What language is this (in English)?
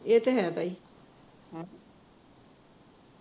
Punjabi